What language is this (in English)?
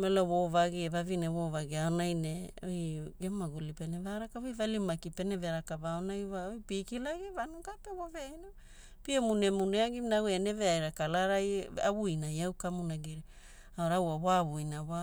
Hula